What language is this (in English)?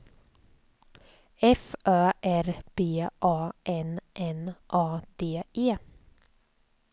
Swedish